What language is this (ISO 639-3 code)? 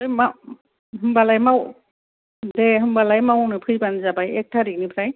brx